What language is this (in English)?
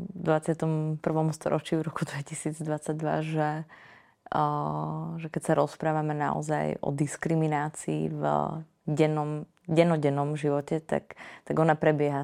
Slovak